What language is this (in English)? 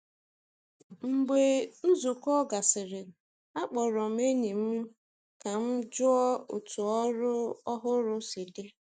Igbo